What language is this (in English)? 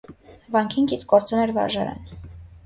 Armenian